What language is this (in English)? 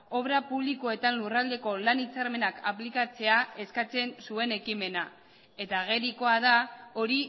Basque